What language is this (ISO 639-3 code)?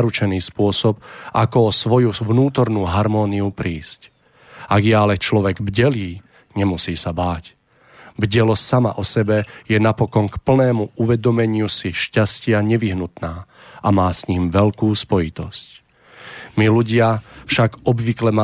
slk